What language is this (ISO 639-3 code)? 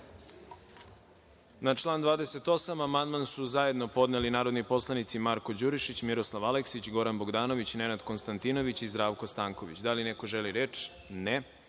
srp